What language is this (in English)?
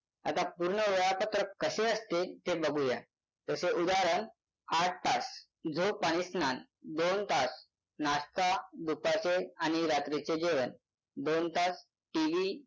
Marathi